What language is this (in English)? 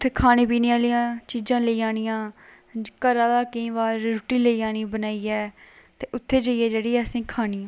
Dogri